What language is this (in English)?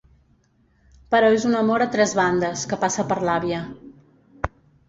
Catalan